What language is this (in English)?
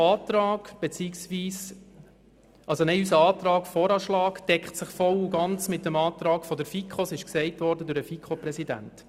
Swiss German